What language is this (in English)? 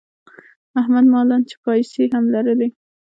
Pashto